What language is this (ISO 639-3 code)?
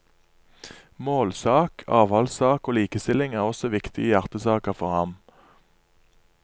nor